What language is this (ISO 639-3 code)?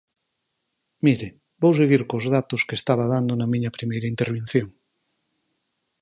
glg